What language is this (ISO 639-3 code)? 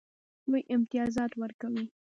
pus